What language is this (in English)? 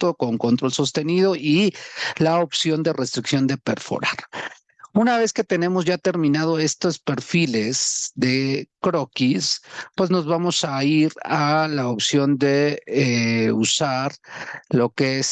Spanish